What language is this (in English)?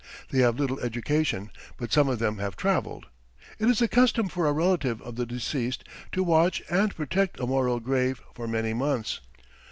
English